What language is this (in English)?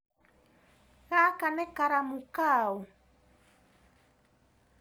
Kikuyu